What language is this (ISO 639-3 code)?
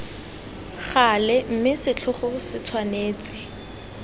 tsn